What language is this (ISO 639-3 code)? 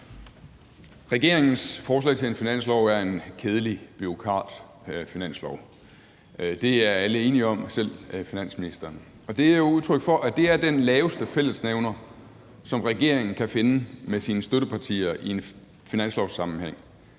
dan